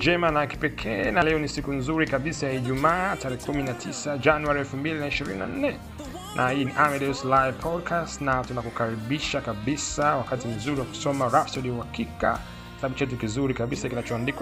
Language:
Swahili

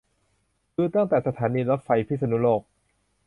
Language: Thai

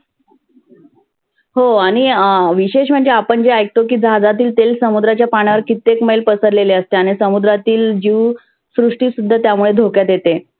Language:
Marathi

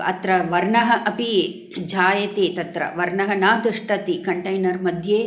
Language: Sanskrit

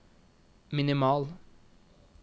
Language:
Norwegian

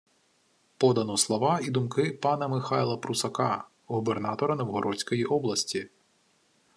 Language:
Ukrainian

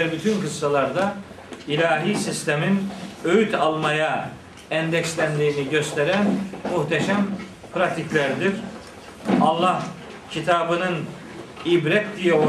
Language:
Turkish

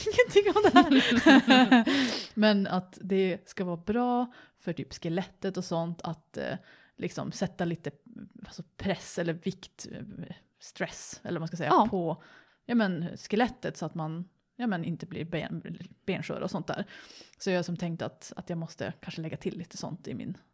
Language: Swedish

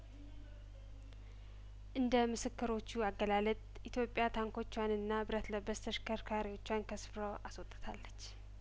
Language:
Amharic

